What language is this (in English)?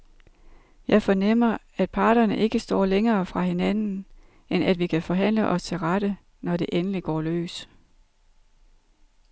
Danish